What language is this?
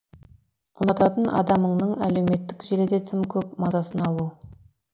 Kazakh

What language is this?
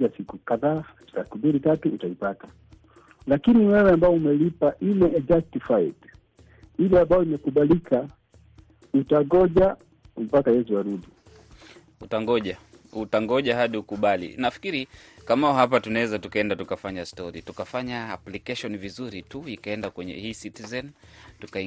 Swahili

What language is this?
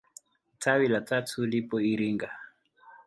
Swahili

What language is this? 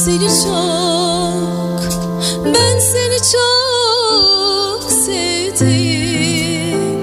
Turkish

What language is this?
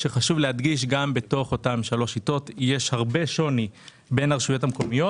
Hebrew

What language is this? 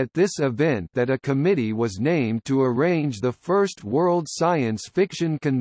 English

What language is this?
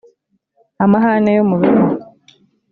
Kinyarwanda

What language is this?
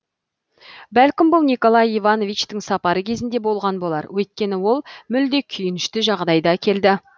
Kazakh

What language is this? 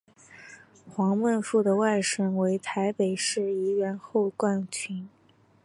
Chinese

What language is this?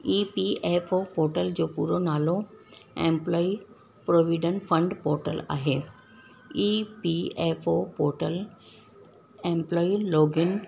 Sindhi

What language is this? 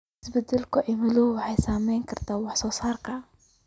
Somali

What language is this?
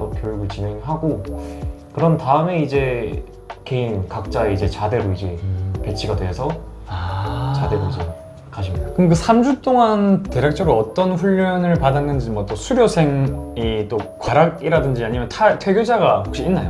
Korean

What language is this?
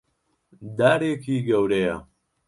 Central Kurdish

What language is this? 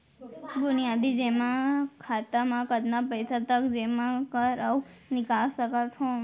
Chhattisgarhi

